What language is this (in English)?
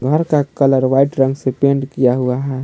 Hindi